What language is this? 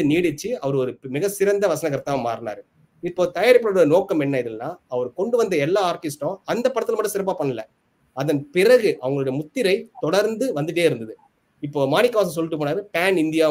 Tamil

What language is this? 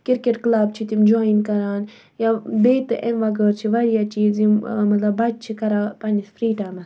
Kashmiri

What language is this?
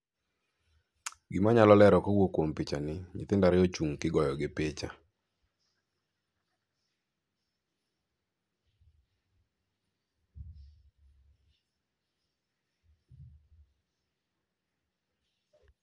Luo (Kenya and Tanzania)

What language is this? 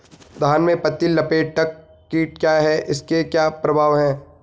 Hindi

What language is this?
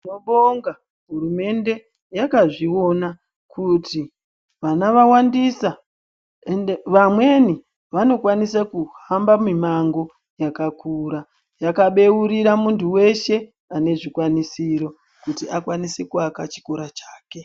Ndau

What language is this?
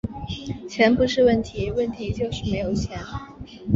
Chinese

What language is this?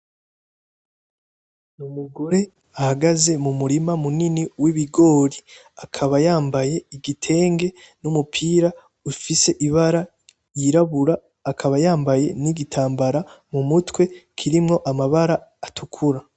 Rundi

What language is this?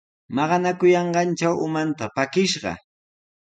Sihuas Ancash Quechua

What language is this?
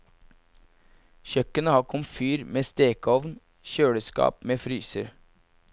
Norwegian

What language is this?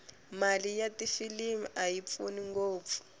Tsonga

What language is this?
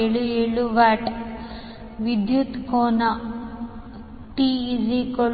Kannada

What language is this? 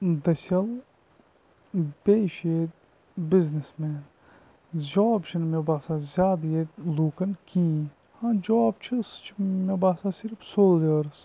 Kashmiri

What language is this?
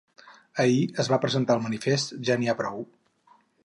Catalan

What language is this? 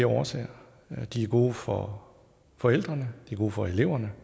Danish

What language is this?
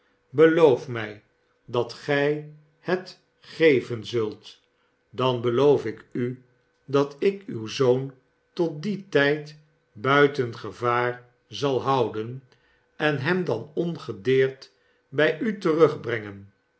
Dutch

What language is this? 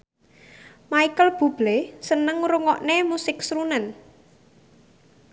Javanese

